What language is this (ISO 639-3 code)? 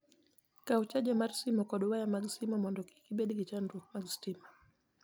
luo